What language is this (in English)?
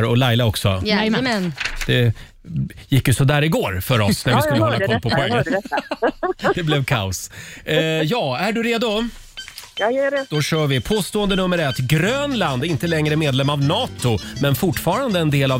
Swedish